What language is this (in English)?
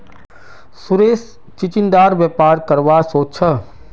Magahi